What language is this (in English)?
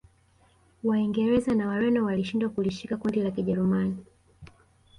Swahili